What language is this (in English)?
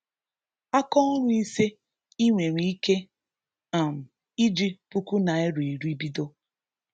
Igbo